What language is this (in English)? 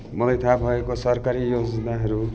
Nepali